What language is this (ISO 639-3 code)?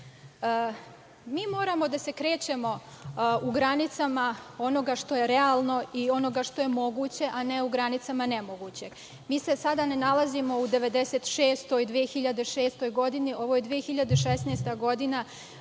srp